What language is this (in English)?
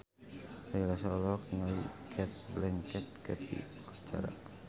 Sundanese